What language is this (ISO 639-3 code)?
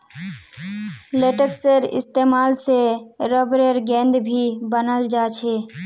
mag